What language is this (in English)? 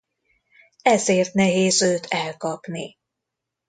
Hungarian